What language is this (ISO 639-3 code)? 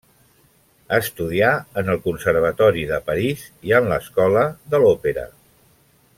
cat